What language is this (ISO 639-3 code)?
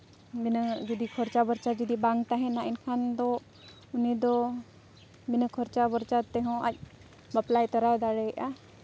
sat